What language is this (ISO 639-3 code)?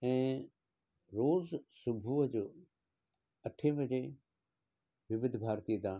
snd